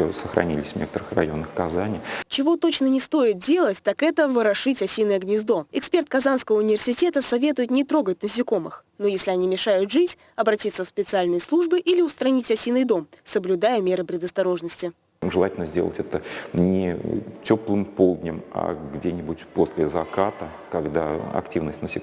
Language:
Russian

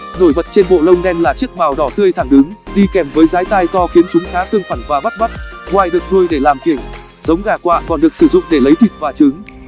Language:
Vietnamese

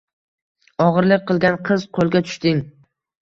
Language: Uzbek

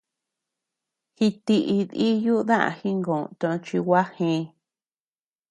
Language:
Tepeuxila Cuicatec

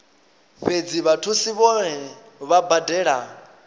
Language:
Venda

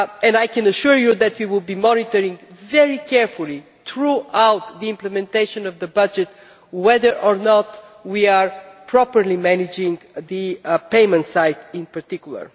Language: English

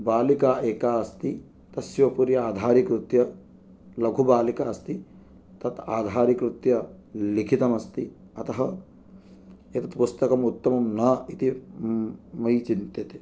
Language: Sanskrit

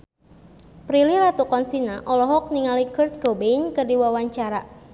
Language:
Sundanese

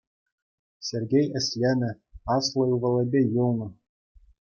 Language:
Chuvash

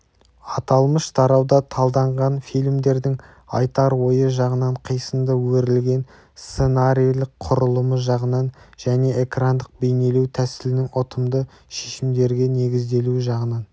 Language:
Kazakh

